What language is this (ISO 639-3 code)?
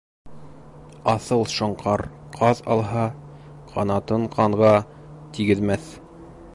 bak